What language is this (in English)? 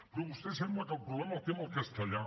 Catalan